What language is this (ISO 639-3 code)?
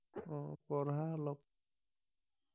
asm